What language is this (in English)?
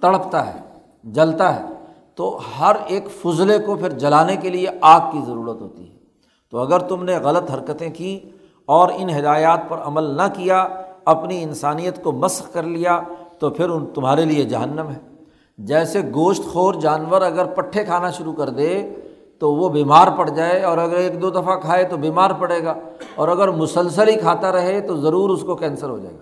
Urdu